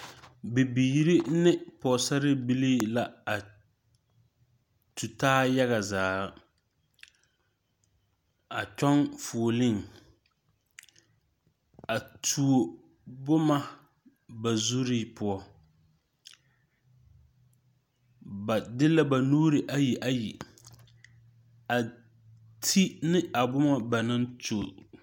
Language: Southern Dagaare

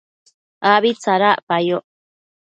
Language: Matsés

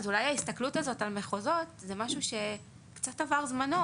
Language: Hebrew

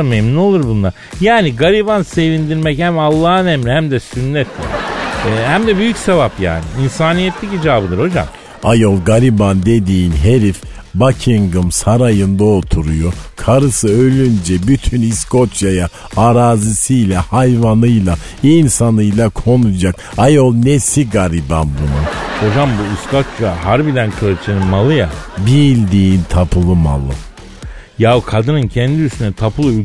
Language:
Turkish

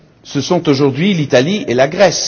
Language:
French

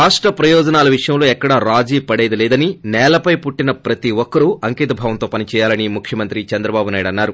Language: Telugu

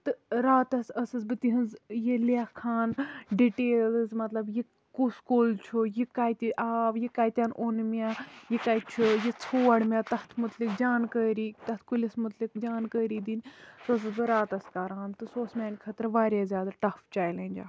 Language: Kashmiri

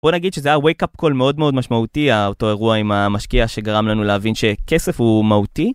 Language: Hebrew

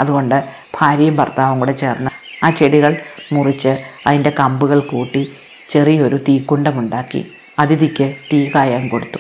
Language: Malayalam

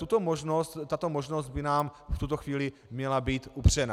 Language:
Czech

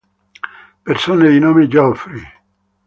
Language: Italian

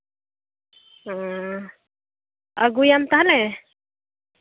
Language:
Santali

